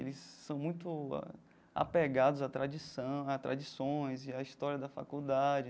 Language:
Portuguese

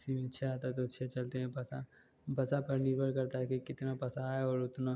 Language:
Hindi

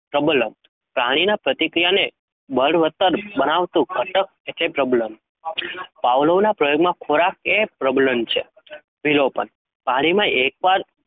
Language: Gujarati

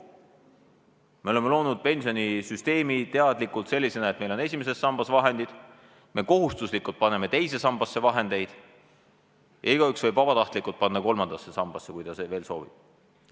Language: Estonian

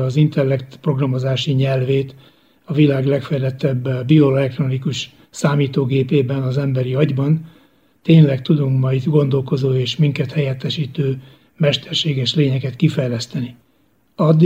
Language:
Hungarian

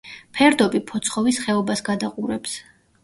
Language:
Georgian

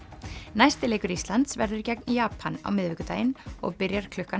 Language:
Icelandic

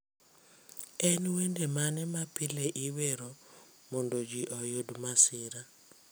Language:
Luo (Kenya and Tanzania)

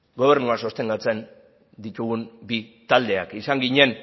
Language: Basque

